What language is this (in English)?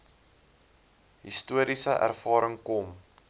Afrikaans